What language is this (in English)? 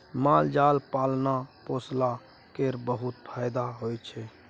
Maithili